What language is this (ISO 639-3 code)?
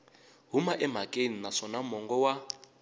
tso